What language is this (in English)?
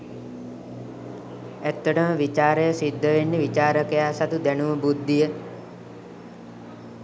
Sinhala